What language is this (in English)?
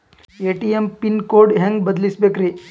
Kannada